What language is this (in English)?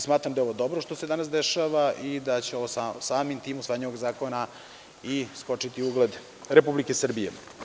Serbian